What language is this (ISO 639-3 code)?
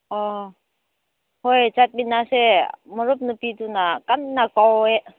mni